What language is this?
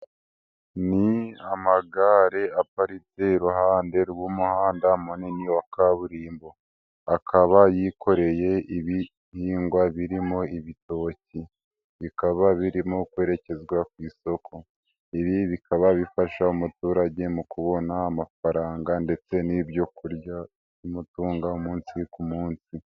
Kinyarwanda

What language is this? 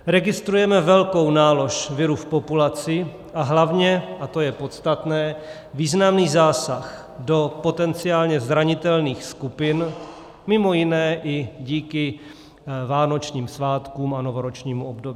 Czech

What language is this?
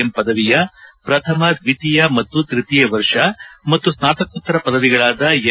Kannada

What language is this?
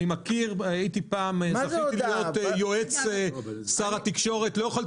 Hebrew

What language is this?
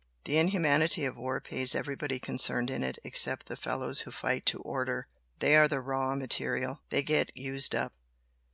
English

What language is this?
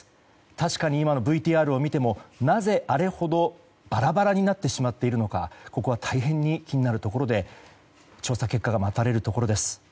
Japanese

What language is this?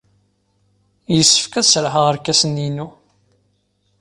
Kabyle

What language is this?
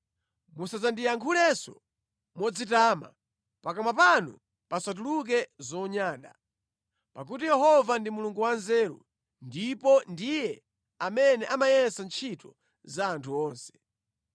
Nyanja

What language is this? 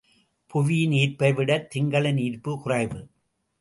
Tamil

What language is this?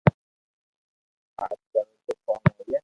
Loarki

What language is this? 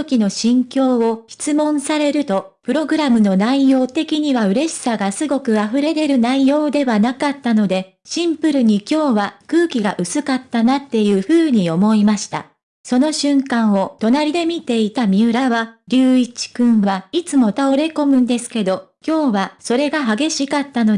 Japanese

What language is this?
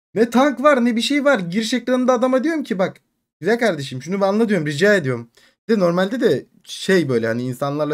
Turkish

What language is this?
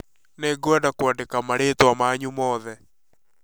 Kikuyu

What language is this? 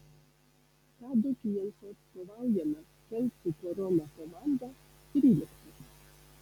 Lithuanian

